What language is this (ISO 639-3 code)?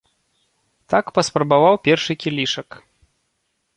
bel